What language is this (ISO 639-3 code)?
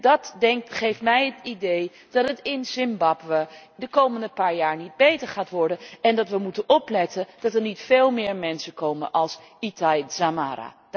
nld